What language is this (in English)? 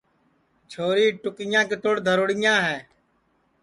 Sansi